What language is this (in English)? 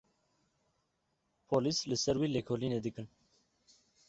Kurdish